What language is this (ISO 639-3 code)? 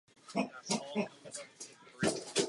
ces